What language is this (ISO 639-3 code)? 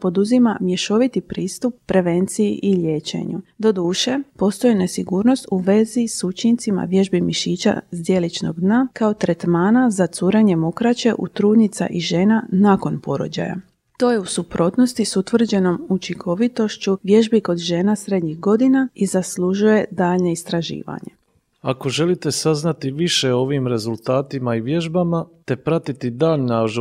hrv